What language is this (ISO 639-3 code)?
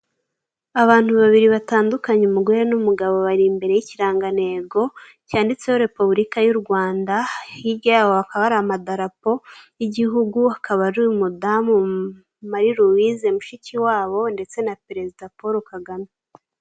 kin